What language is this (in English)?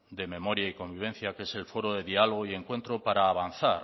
Spanish